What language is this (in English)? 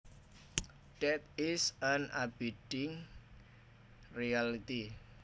Javanese